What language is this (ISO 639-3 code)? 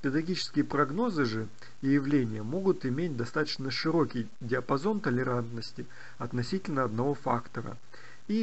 rus